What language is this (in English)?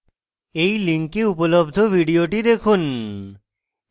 Bangla